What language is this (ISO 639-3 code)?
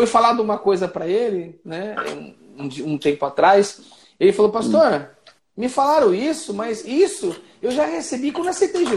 por